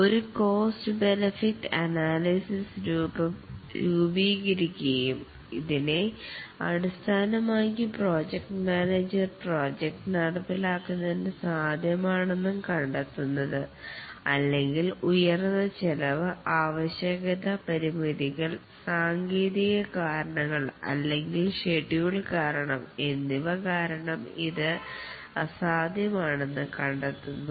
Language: Malayalam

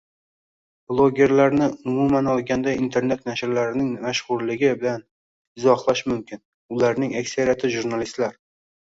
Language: Uzbek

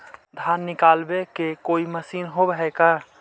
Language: Magahi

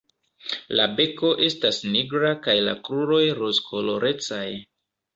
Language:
Esperanto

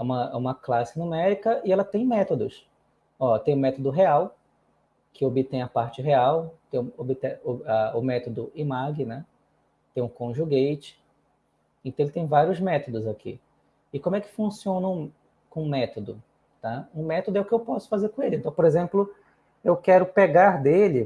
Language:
Portuguese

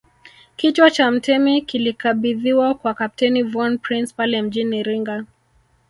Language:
Swahili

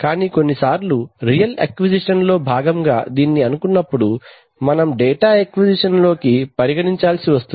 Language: Telugu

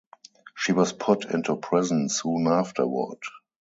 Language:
English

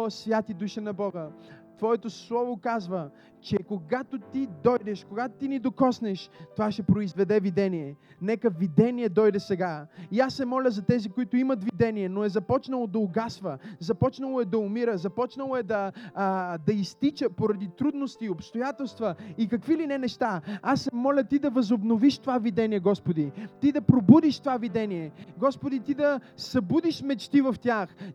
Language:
Bulgarian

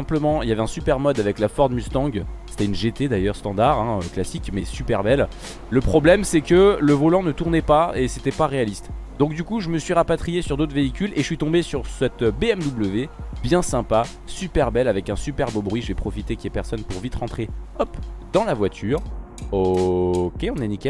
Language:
French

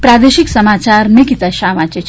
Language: Gujarati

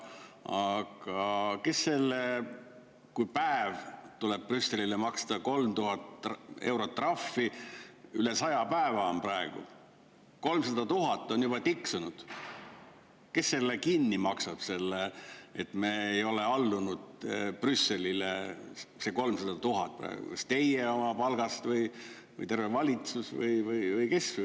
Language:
Estonian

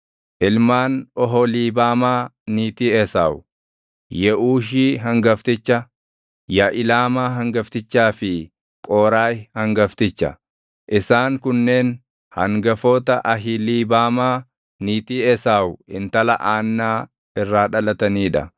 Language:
Oromo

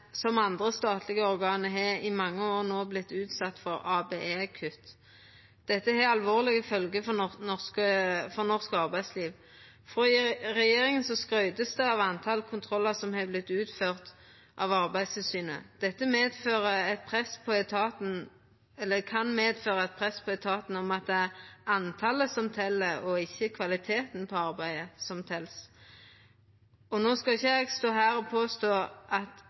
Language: Norwegian Nynorsk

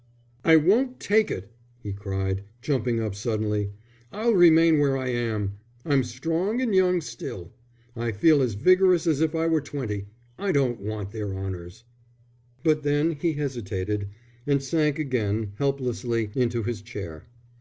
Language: English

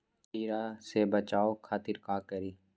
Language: Magahi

